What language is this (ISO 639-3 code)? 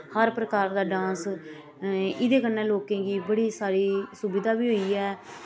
doi